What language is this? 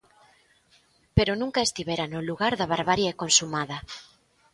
Galician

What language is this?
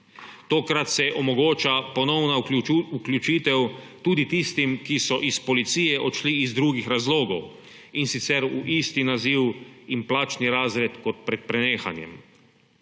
Slovenian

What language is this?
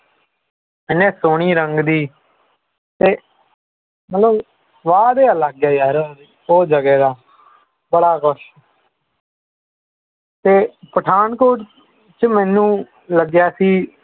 Punjabi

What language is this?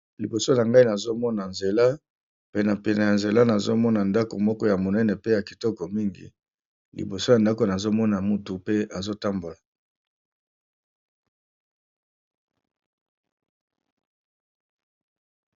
Lingala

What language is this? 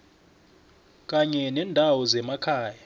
South Ndebele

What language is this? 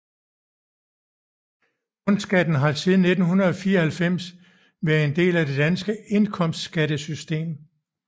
Danish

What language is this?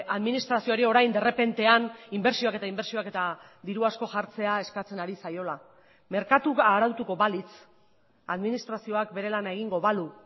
Basque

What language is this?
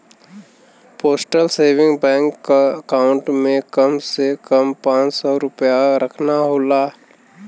Bhojpuri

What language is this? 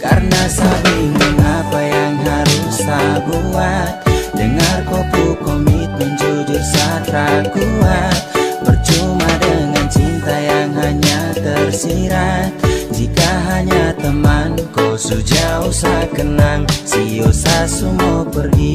Indonesian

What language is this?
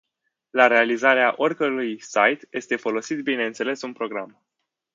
Romanian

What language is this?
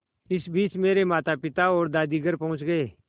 Hindi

